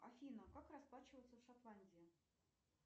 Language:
Russian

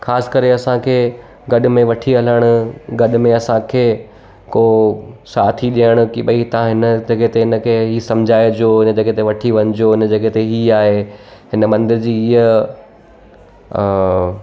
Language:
Sindhi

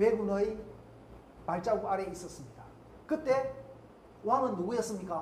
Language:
Korean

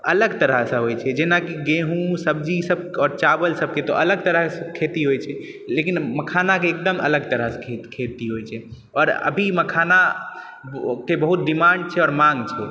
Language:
Maithili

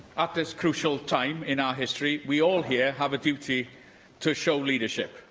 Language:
English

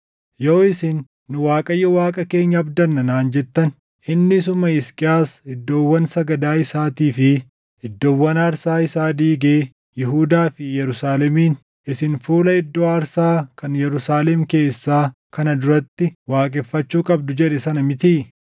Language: Oromo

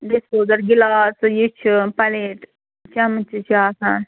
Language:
Kashmiri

